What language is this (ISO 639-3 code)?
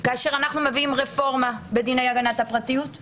heb